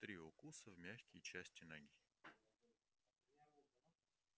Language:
Russian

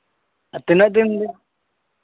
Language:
Santali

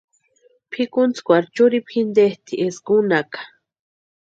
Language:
Western Highland Purepecha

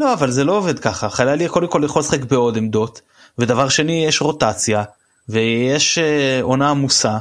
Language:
Hebrew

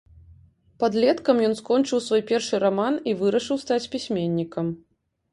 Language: Belarusian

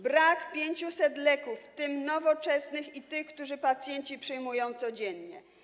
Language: Polish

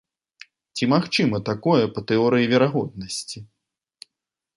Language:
Belarusian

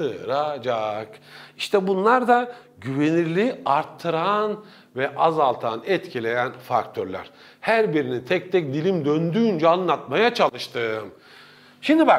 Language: Turkish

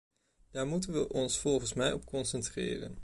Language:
Dutch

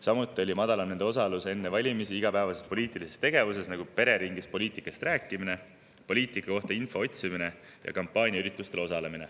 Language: Estonian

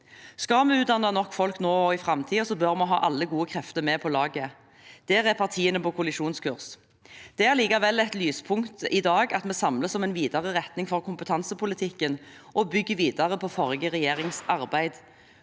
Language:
Norwegian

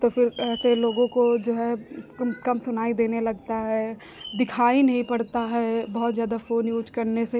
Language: Hindi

